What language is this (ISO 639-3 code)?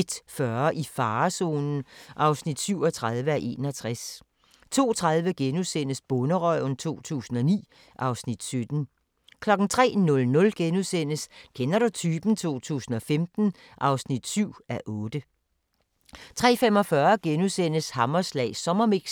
dan